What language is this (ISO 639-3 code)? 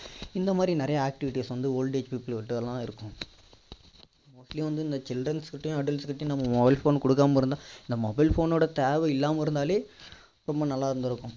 tam